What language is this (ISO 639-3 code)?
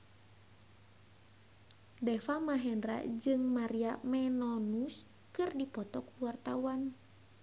sun